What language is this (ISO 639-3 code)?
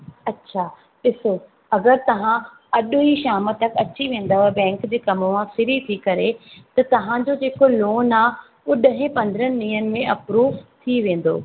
snd